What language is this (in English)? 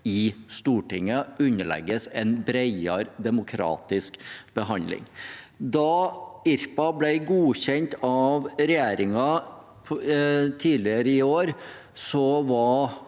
Norwegian